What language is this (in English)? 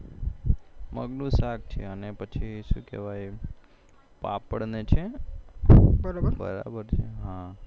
Gujarati